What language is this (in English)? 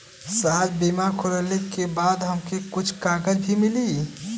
Bhojpuri